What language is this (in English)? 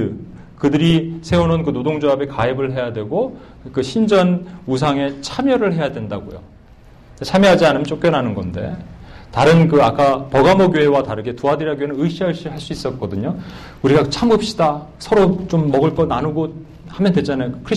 Korean